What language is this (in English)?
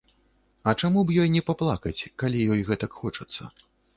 Belarusian